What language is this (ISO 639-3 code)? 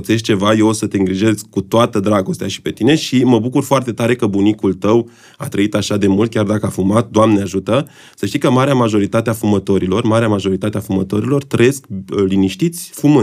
ron